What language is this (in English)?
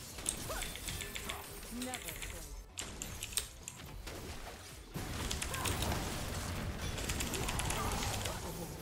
Turkish